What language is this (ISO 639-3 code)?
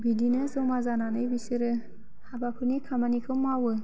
brx